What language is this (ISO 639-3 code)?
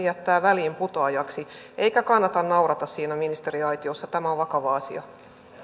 fin